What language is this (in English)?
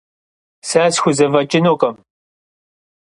Kabardian